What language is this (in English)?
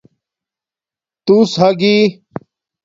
Domaaki